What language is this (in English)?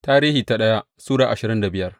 Hausa